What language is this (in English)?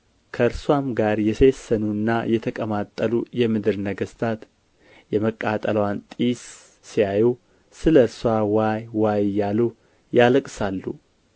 Amharic